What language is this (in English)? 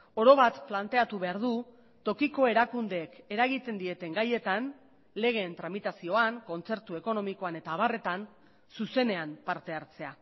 Basque